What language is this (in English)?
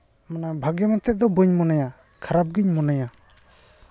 Santali